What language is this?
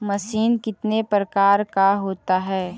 Magahi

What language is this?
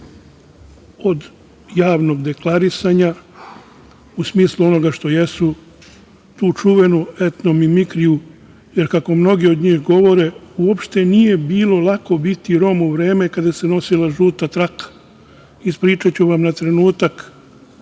Serbian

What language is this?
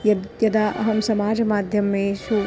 Sanskrit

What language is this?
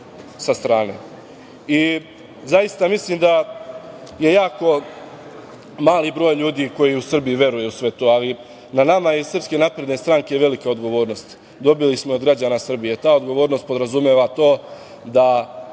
Serbian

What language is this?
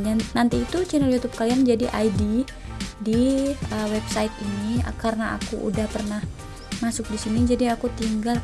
Indonesian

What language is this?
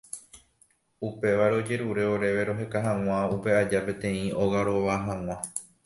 Guarani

